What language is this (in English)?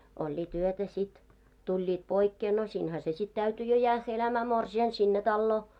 Finnish